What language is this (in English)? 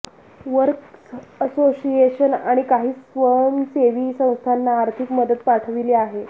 Marathi